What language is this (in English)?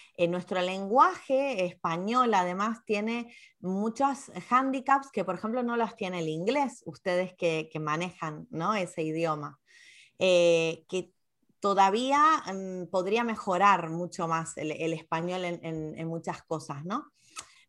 Spanish